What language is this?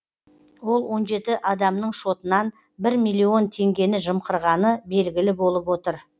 Kazakh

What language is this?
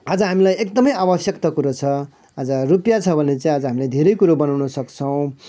Nepali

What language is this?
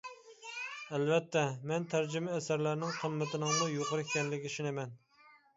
Uyghur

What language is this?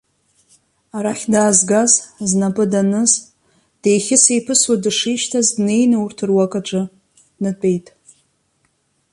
Abkhazian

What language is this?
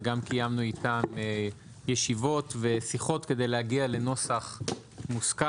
Hebrew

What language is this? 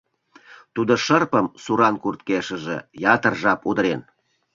Mari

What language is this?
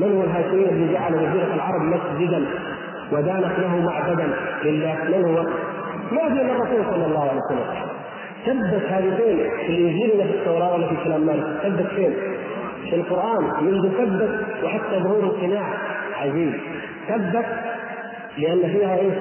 Arabic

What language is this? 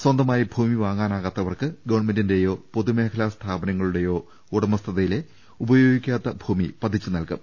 Malayalam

